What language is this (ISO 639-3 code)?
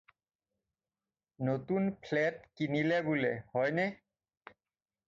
asm